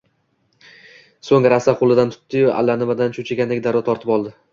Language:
Uzbek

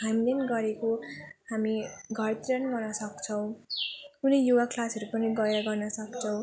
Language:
Nepali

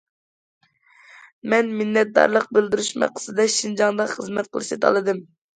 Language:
Uyghur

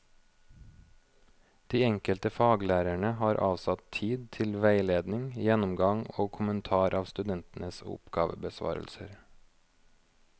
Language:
Norwegian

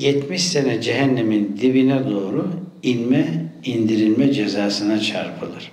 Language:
Turkish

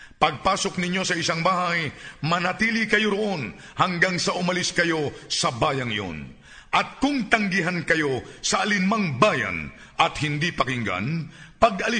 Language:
Filipino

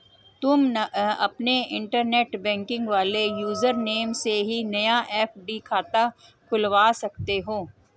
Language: Hindi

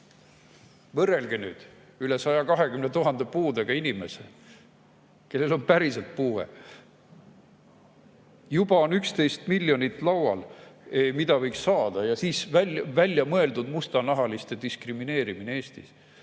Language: Estonian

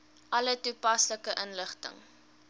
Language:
Afrikaans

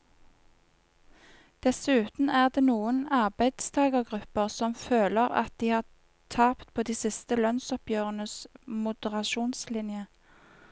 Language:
Norwegian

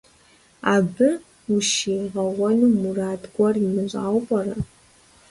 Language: Kabardian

